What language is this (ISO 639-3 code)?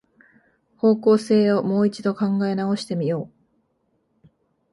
jpn